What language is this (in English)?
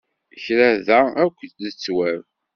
Kabyle